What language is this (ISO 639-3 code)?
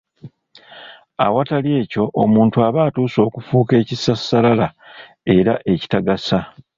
lug